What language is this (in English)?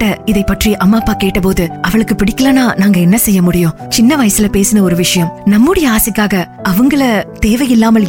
Tamil